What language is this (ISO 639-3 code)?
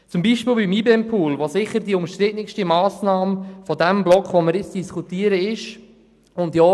gsw